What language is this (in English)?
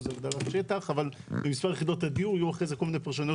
Hebrew